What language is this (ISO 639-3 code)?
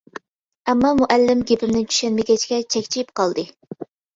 uig